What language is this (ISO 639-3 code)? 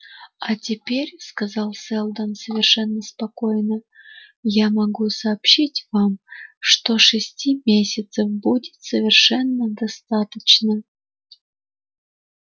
rus